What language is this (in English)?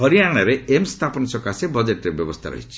Odia